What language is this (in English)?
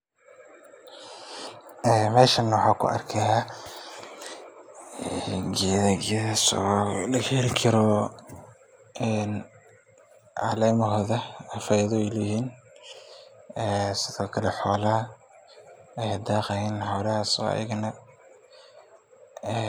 Somali